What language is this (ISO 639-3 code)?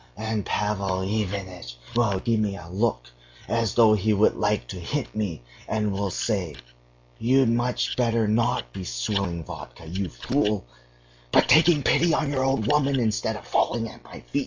eng